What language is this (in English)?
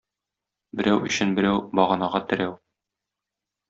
Tatar